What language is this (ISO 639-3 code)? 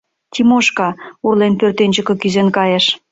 chm